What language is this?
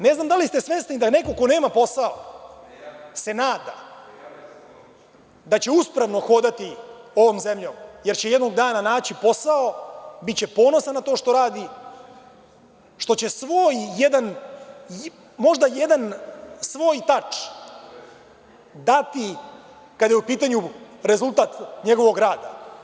Serbian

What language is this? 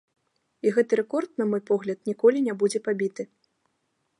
Belarusian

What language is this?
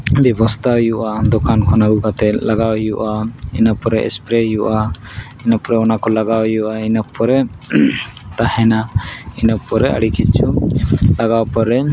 Santali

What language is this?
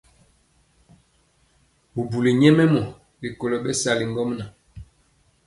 Mpiemo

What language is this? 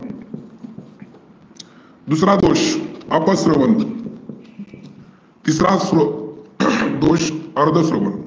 Marathi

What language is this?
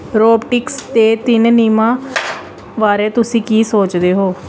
Punjabi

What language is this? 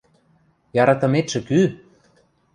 Western Mari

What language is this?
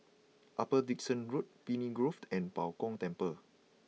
English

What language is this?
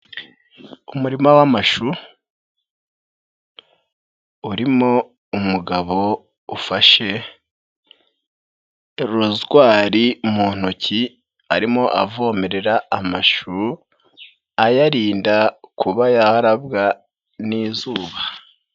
Kinyarwanda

